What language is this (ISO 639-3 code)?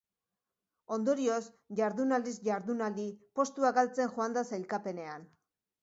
eus